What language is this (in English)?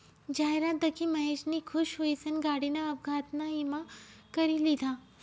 Marathi